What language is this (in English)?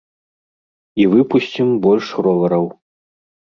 Belarusian